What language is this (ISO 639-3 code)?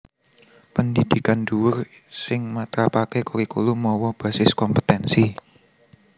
jav